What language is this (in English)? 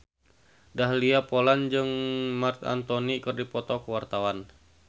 Sundanese